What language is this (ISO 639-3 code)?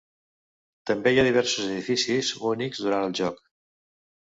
cat